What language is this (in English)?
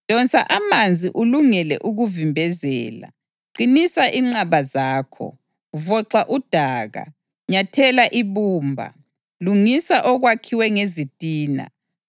North Ndebele